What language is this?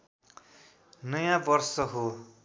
Nepali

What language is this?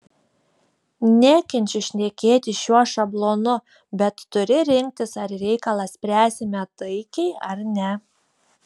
Lithuanian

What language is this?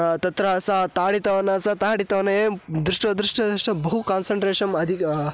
Sanskrit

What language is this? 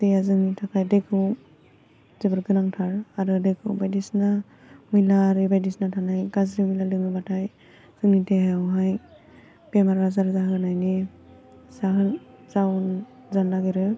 Bodo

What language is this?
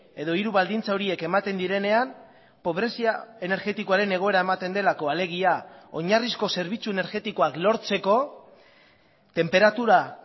Basque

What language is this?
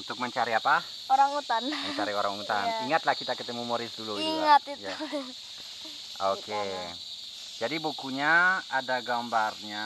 Indonesian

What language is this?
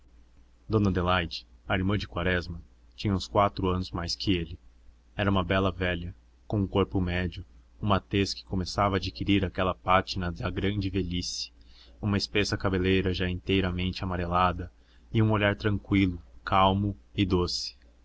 Portuguese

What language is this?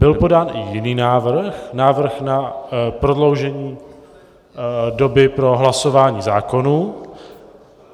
Czech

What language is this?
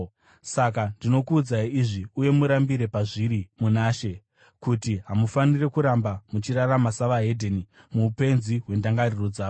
Shona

